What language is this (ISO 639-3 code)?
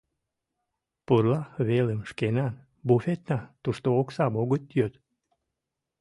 chm